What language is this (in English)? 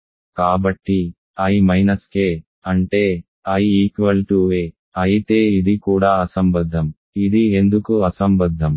Telugu